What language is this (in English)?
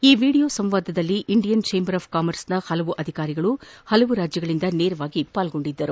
Kannada